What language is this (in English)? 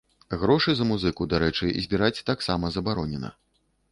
Belarusian